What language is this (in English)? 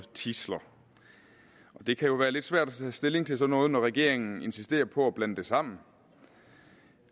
Danish